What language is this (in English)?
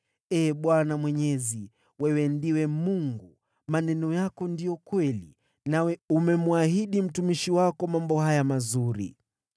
Swahili